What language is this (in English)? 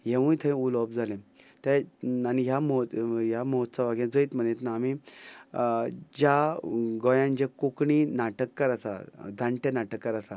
Konkani